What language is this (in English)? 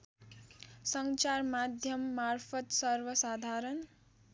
Nepali